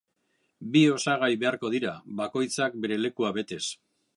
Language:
Basque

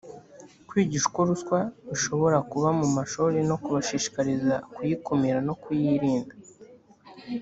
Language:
Kinyarwanda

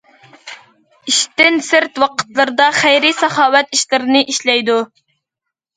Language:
Uyghur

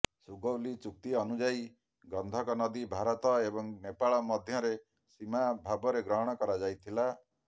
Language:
Odia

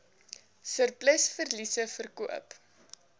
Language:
Afrikaans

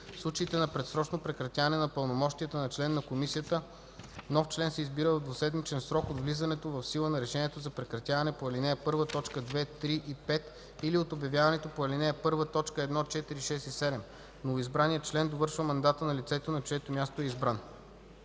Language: Bulgarian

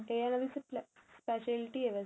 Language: Punjabi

